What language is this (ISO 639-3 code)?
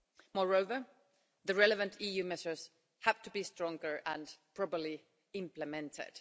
eng